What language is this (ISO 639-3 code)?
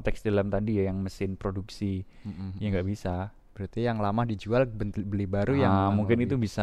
ind